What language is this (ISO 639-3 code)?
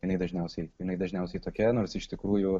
lit